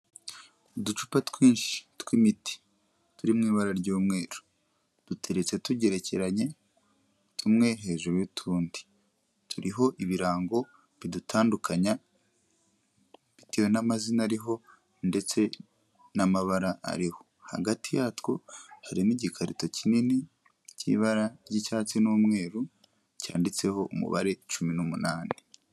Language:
Kinyarwanda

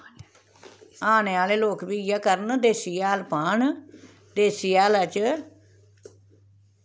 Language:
Dogri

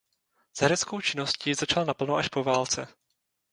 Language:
Czech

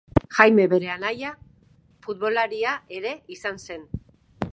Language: Basque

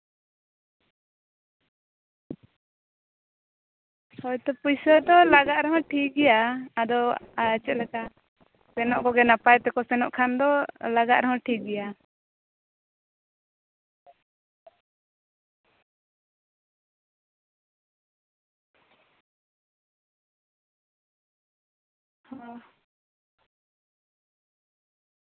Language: Santali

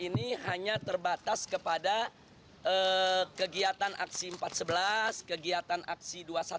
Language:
Indonesian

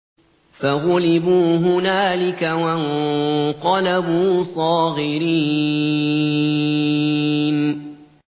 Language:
Arabic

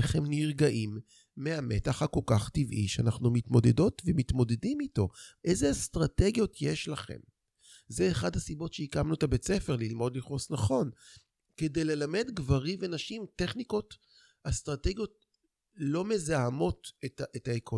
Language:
Hebrew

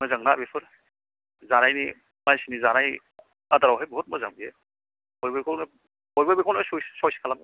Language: Bodo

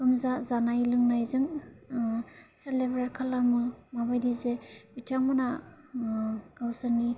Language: Bodo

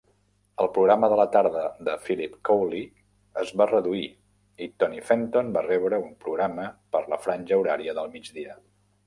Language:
Catalan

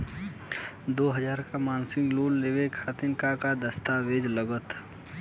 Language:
Bhojpuri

